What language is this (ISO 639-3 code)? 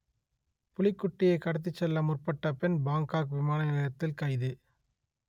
tam